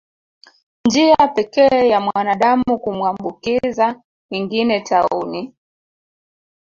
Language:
Swahili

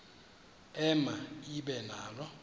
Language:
Xhosa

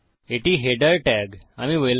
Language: Bangla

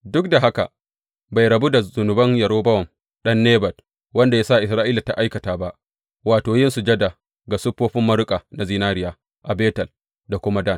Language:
Hausa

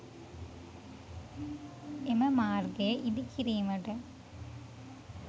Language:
Sinhala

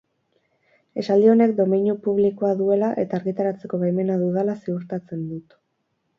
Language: Basque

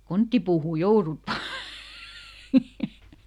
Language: Finnish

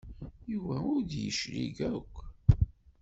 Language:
Kabyle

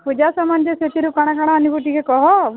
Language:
Odia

